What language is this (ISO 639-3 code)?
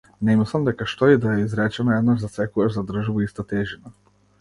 mkd